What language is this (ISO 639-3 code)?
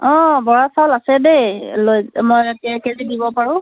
asm